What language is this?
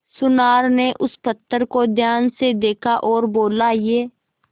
Hindi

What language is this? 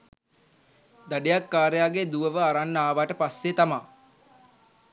Sinhala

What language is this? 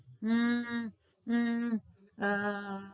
Gujarati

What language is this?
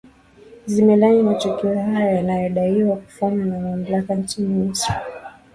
Swahili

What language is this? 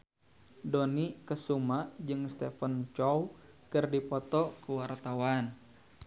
Sundanese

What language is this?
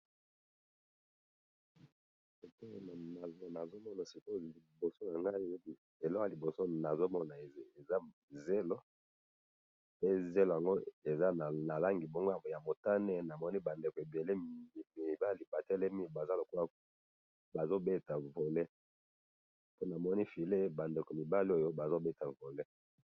Lingala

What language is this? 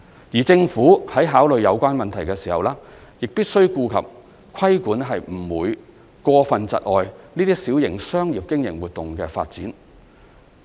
Cantonese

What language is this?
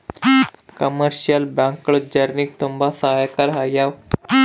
Kannada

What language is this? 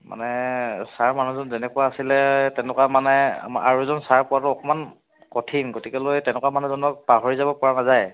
Assamese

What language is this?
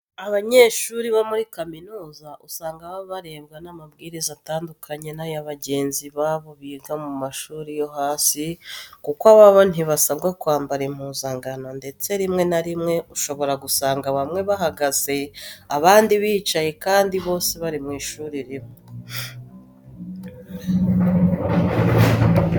Kinyarwanda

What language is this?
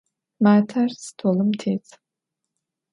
Adyghe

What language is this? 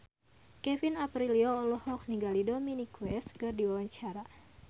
Sundanese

